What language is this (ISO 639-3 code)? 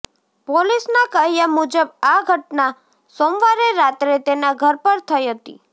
guj